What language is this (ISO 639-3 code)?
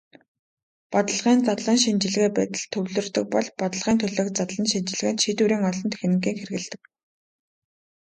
mon